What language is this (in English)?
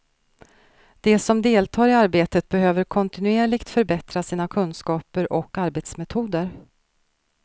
Swedish